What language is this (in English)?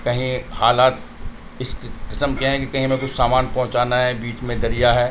Urdu